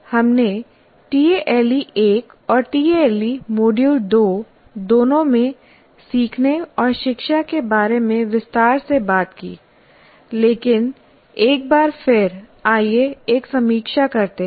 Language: Hindi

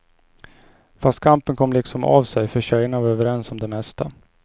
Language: Swedish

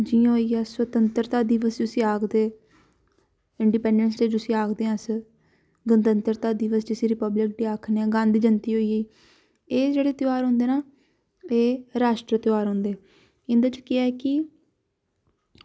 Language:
Dogri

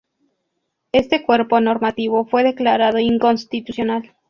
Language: Spanish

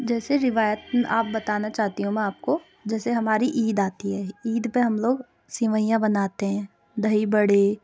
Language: Urdu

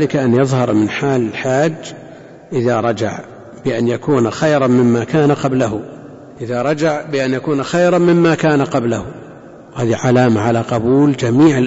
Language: Arabic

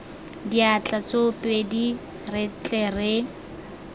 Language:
Tswana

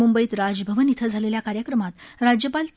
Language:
Marathi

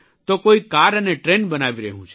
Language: Gujarati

